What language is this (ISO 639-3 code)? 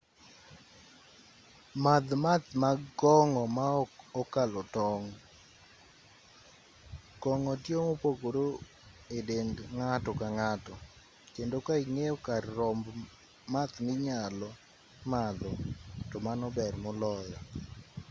luo